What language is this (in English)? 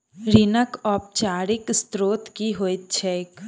Maithili